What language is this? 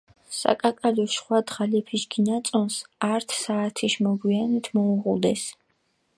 Mingrelian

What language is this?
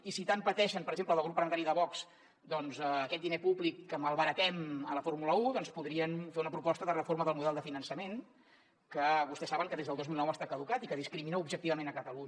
Catalan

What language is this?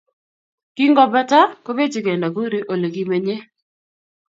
Kalenjin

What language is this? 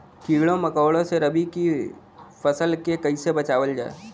Bhojpuri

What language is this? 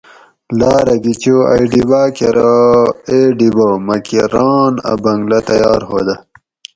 Gawri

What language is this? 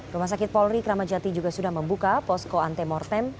Indonesian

